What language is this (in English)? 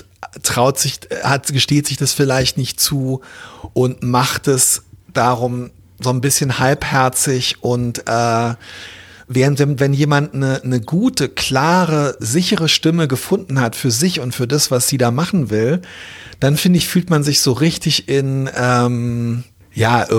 German